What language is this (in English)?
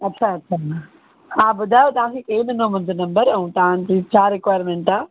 Sindhi